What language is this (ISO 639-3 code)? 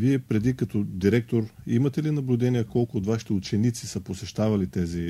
bul